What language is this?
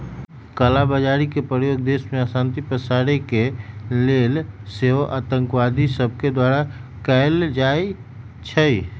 Magahi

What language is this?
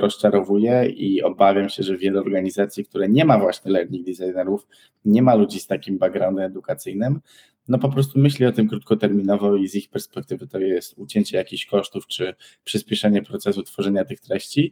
Polish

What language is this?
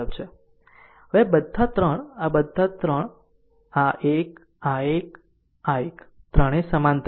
Gujarati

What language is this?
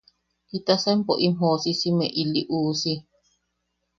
Yaqui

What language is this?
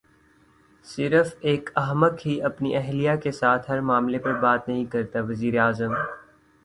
Urdu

